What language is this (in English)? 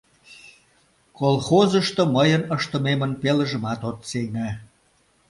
Mari